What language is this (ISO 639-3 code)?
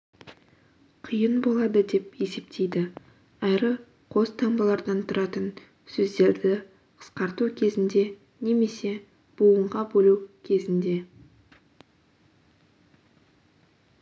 kaz